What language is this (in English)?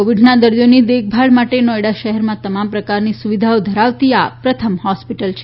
Gujarati